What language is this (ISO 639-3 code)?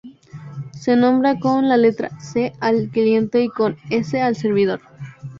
spa